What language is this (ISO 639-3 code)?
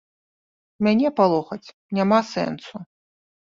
bel